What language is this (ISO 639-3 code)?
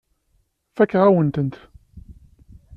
kab